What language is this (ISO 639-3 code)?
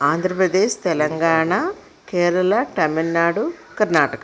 tel